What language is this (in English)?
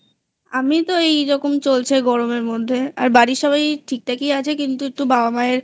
Bangla